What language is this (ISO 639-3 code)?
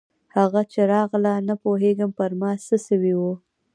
pus